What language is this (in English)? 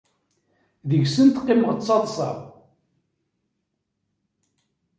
Kabyle